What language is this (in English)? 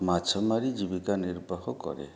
Odia